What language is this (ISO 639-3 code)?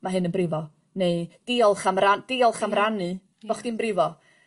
cym